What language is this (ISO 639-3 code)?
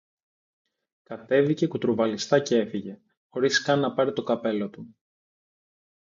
ell